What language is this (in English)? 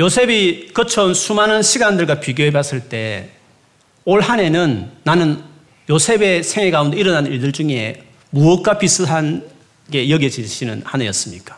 Korean